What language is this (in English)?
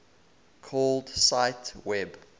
English